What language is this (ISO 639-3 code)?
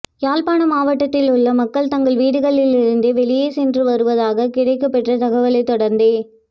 tam